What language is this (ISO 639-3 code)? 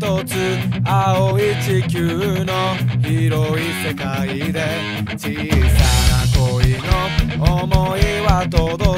jpn